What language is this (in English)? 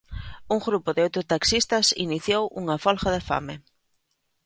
Galician